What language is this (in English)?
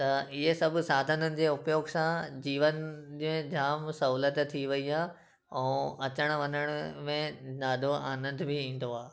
Sindhi